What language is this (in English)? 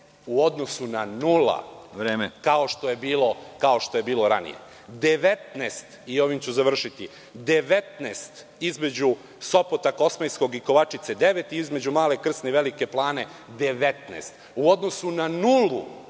Serbian